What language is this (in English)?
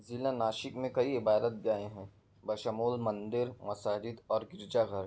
Urdu